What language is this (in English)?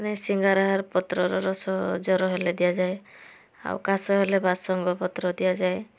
Odia